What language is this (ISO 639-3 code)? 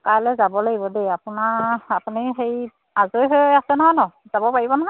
asm